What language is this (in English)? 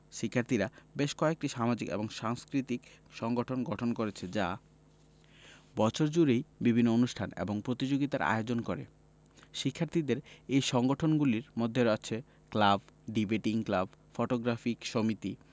Bangla